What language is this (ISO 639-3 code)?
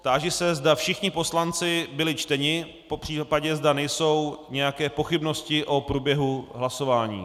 ces